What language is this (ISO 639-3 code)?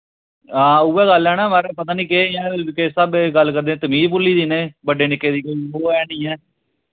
doi